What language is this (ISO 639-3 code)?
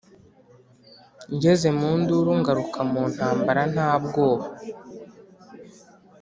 kin